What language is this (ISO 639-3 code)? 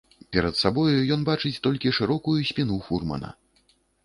bel